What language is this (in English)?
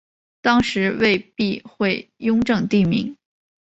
Chinese